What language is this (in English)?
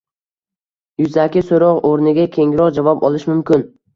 Uzbek